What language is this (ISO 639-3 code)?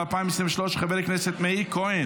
heb